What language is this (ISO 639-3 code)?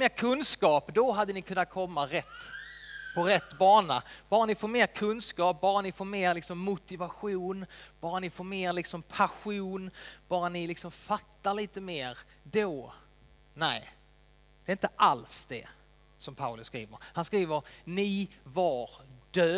swe